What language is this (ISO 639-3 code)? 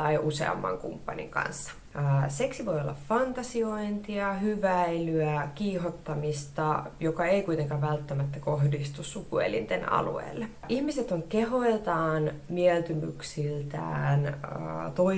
fin